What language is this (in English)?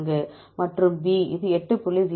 Tamil